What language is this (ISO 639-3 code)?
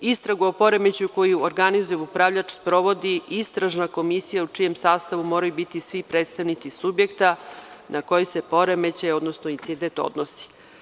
srp